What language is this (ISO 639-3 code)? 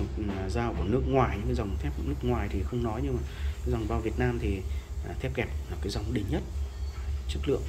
vie